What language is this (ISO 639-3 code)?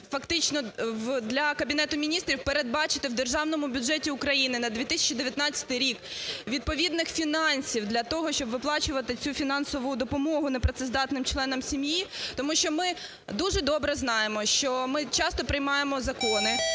ukr